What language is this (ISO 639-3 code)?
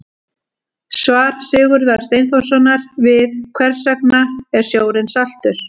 isl